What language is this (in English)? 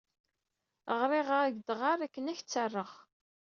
Kabyle